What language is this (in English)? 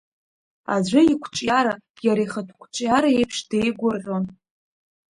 Abkhazian